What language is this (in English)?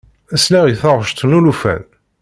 Kabyle